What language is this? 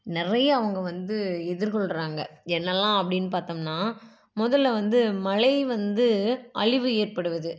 Tamil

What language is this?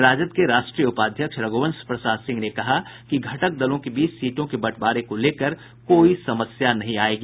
Hindi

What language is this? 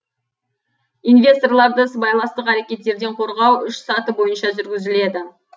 Kazakh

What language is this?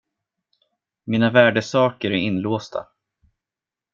Swedish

